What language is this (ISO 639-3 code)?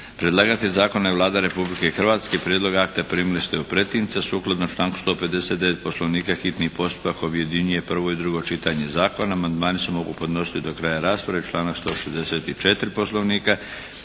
hrv